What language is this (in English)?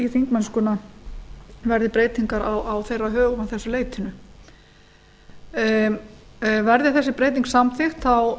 Icelandic